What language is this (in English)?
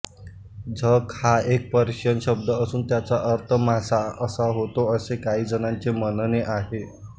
Marathi